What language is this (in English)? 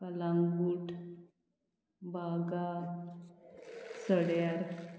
Konkani